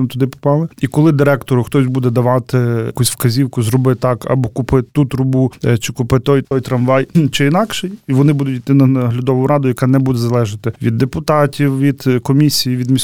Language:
Ukrainian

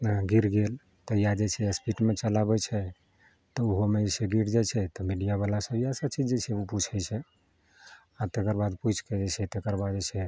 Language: Maithili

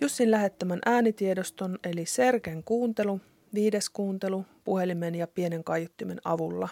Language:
Finnish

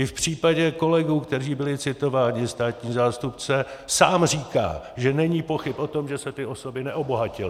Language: Czech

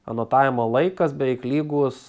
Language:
Lithuanian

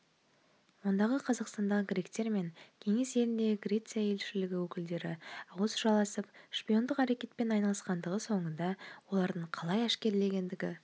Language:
Kazakh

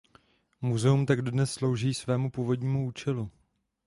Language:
Czech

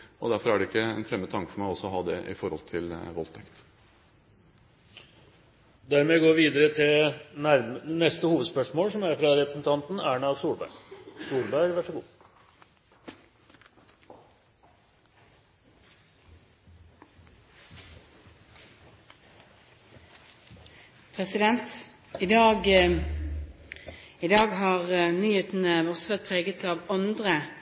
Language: Norwegian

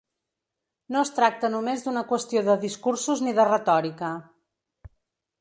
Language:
Catalan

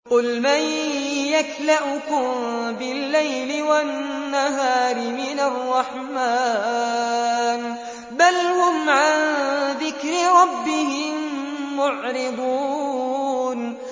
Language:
Arabic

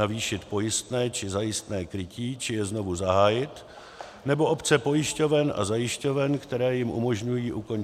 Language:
Czech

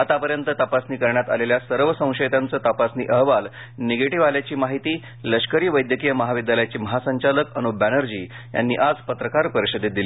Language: Marathi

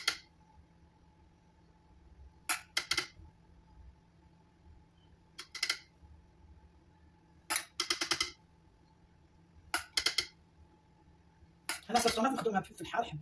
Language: Arabic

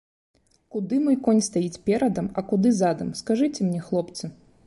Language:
Belarusian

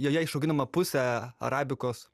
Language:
Lithuanian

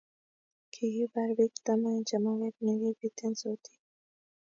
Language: Kalenjin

